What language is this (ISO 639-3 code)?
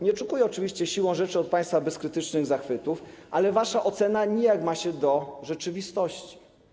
pol